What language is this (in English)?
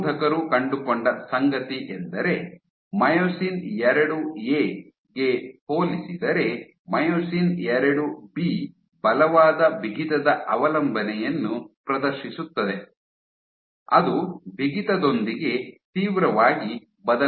Kannada